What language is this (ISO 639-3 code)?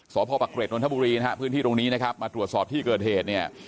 tha